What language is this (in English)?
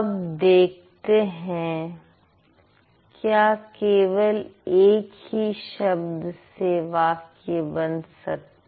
Hindi